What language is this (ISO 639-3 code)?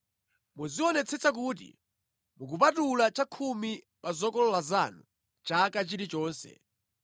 nya